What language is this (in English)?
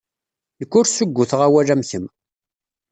Kabyle